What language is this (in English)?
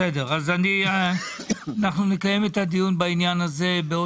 Hebrew